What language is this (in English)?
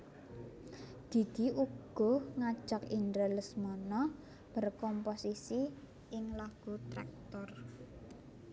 Javanese